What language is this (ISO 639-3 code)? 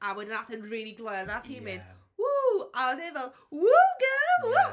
cym